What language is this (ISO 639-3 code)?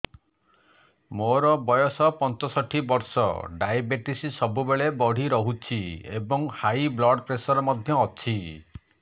ori